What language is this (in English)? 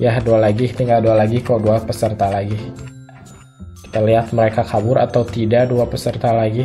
Indonesian